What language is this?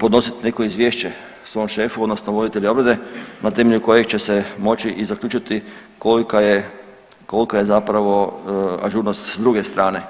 Croatian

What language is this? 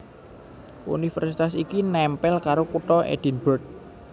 Javanese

